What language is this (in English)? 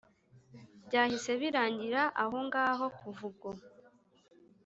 Kinyarwanda